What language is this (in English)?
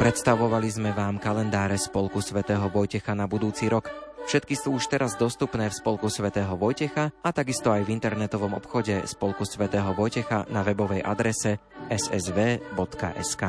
Slovak